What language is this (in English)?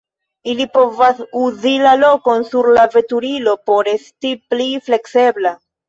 Esperanto